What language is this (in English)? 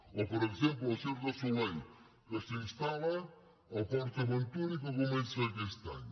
Catalan